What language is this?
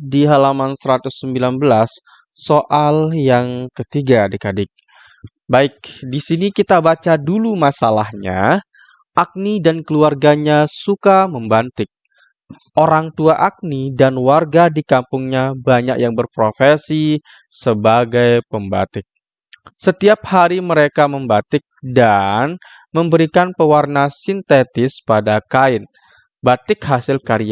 Indonesian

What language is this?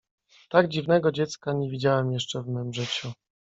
Polish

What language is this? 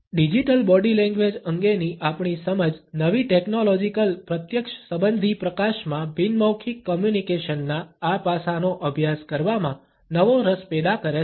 Gujarati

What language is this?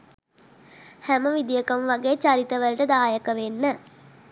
Sinhala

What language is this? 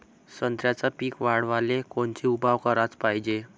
Marathi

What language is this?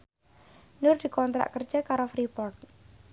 Javanese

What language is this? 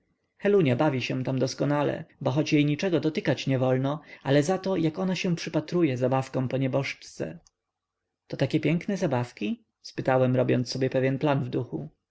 Polish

